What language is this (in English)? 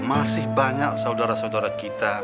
Indonesian